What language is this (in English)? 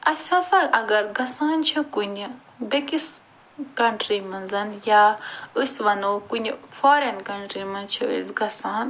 Kashmiri